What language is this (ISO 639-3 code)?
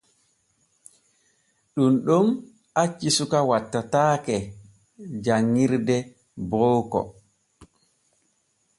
fue